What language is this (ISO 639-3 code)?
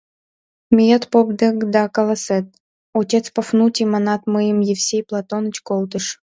chm